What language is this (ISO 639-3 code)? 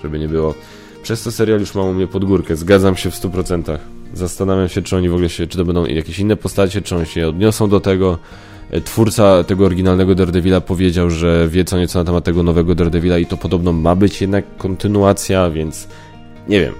pol